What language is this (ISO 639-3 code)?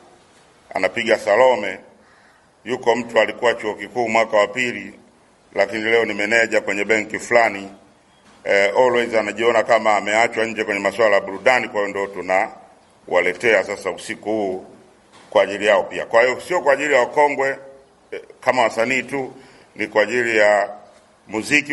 swa